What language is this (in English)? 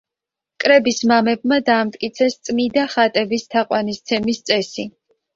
Georgian